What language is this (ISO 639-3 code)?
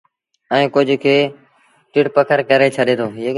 sbn